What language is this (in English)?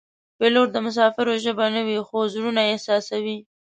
Pashto